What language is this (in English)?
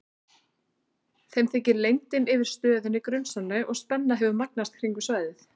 Icelandic